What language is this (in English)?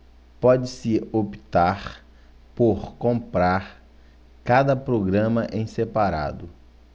Portuguese